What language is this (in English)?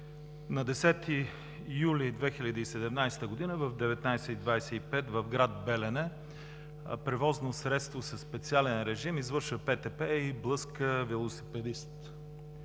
Bulgarian